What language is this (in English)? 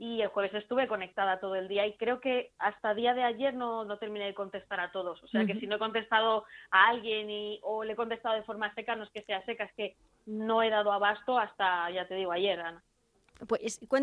Spanish